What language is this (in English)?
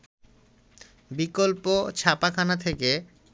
Bangla